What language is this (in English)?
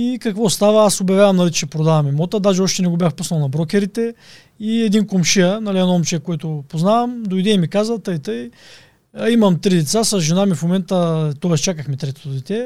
Bulgarian